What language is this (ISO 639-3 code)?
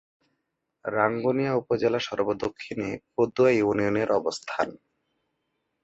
ben